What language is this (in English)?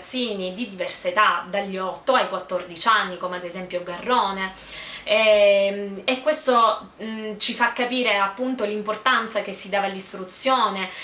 Italian